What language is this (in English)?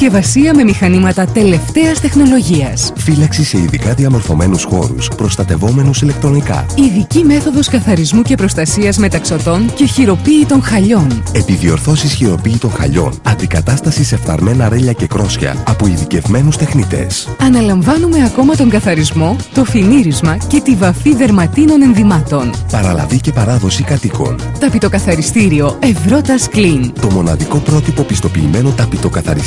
Greek